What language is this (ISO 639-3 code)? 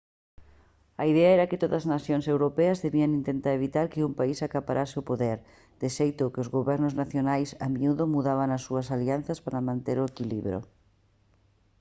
glg